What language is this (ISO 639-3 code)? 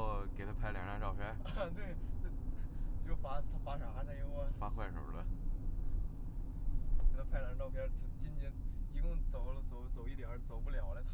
zho